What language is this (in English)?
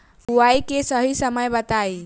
Bhojpuri